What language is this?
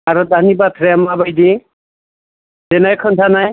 Bodo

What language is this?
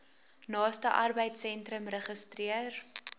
Afrikaans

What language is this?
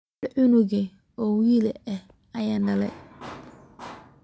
Somali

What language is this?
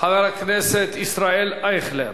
Hebrew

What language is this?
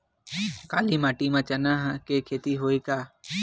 Chhattisgarhi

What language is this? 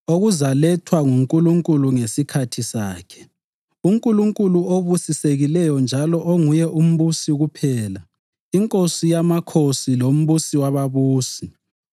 North Ndebele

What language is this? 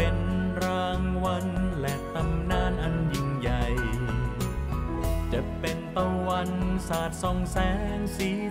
Thai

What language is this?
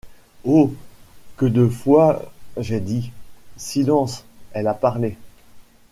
French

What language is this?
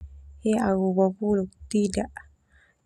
Termanu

